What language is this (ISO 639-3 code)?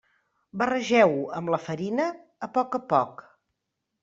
cat